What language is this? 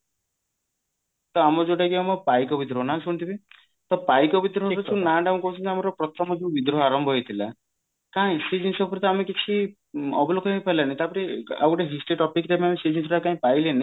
Odia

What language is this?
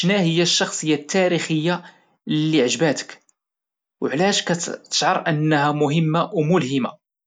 Moroccan Arabic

